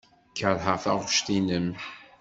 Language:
Kabyle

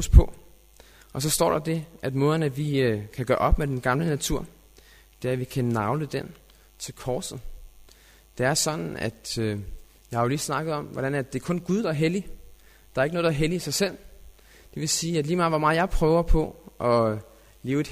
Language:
Danish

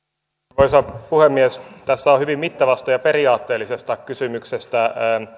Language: Finnish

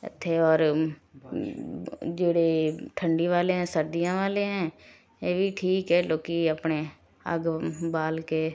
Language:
Punjabi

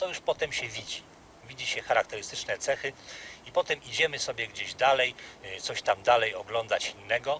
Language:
Polish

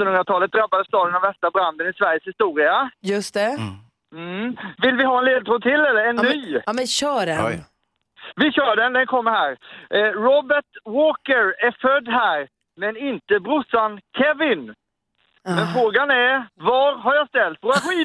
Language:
Swedish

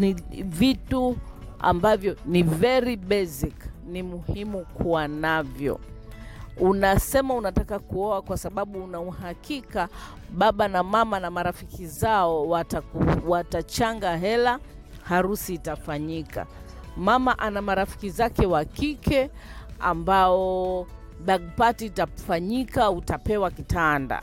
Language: Swahili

